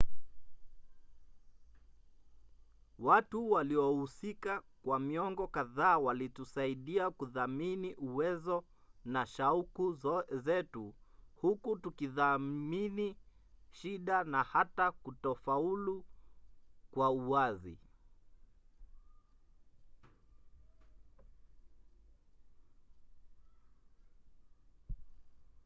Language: Swahili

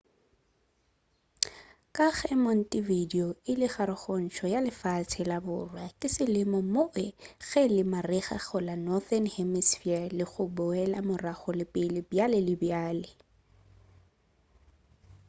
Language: Northern Sotho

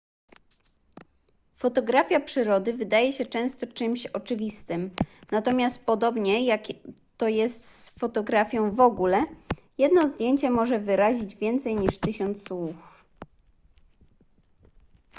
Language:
Polish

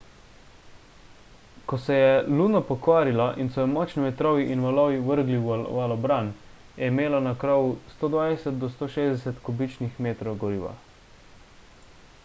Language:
Slovenian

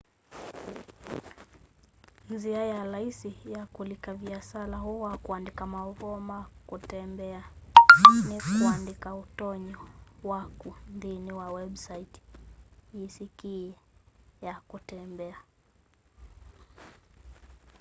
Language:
Kamba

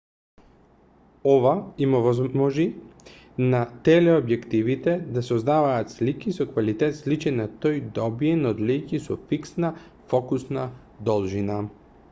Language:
Macedonian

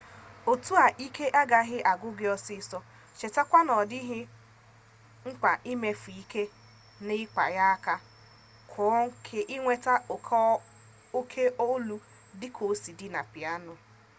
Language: Igbo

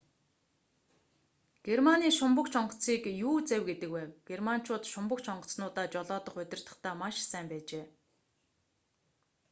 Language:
Mongolian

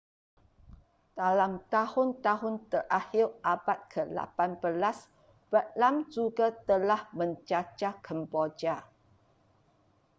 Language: Malay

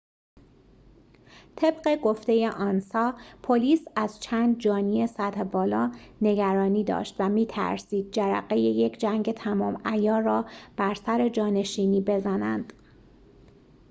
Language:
Persian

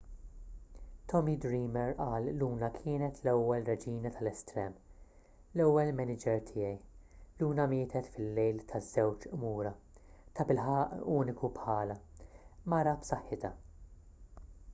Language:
Maltese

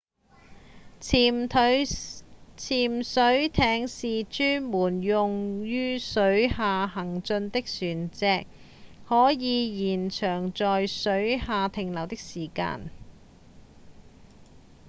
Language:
Cantonese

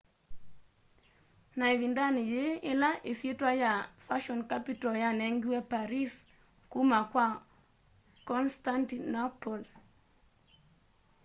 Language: Kamba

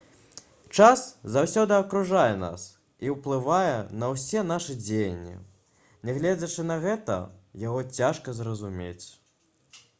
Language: Belarusian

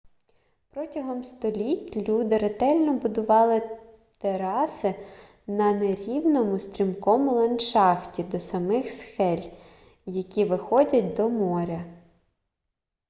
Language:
Ukrainian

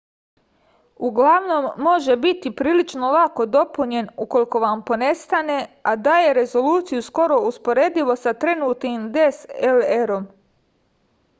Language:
Serbian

